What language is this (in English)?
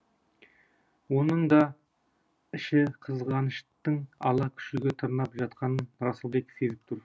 Kazakh